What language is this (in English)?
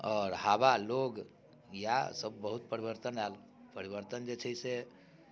Maithili